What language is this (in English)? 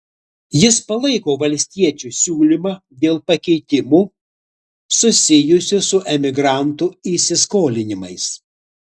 Lithuanian